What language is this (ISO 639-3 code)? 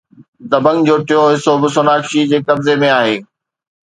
snd